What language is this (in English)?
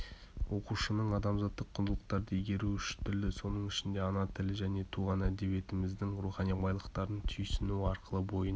Kazakh